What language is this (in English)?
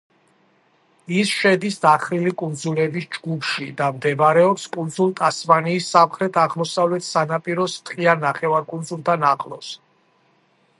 Georgian